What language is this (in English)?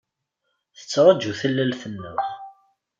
Kabyle